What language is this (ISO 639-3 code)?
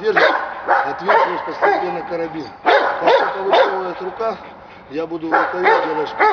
rus